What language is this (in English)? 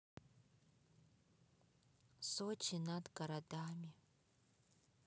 Russian